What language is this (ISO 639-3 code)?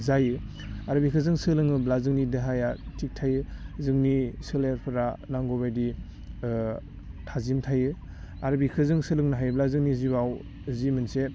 brx